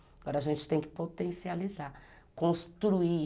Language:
Portuguese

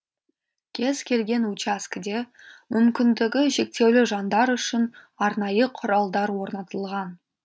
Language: Kazakh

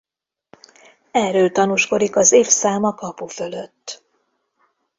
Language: Hungarian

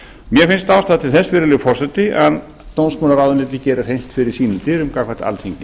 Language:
Icelandic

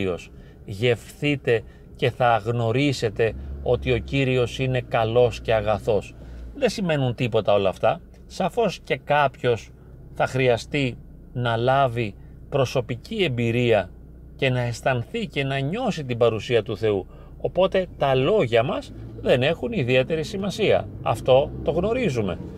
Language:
Greek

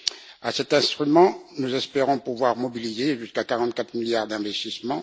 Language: French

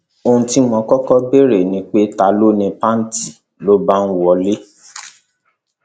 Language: Yoruba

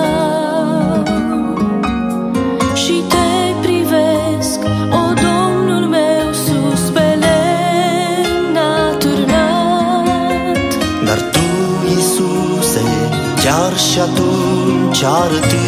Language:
Romanian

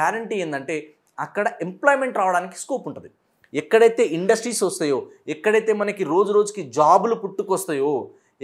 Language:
Telugu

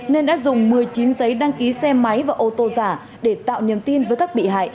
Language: Vietnamese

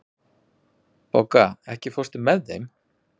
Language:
Icelandic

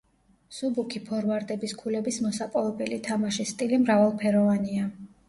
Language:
Georgian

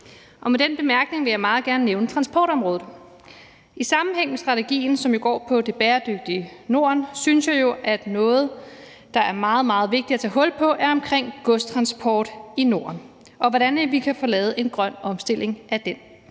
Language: Danish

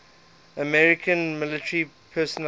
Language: English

